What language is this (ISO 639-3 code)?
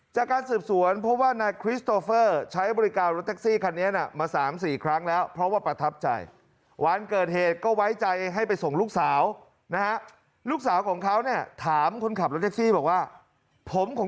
tha